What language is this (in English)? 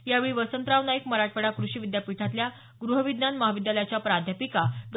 Marathi